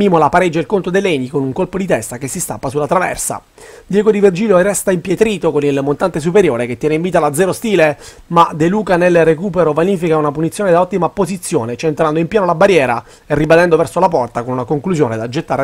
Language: Italian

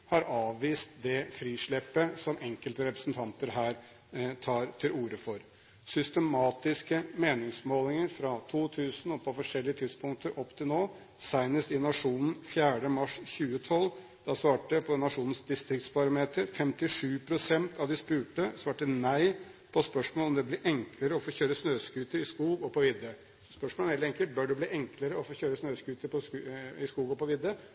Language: Norwegian Bokmål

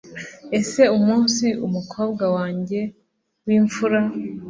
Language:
Kinyarwanda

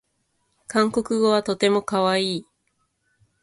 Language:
Japanese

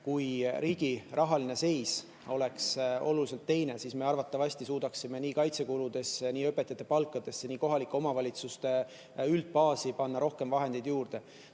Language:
Estonian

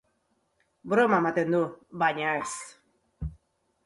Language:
Basque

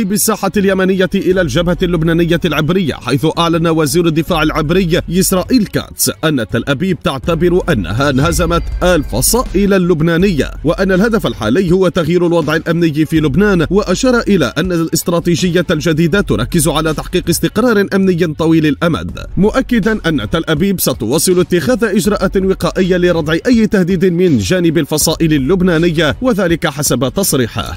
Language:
Arabic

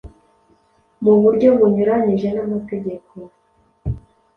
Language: Kinyarwanda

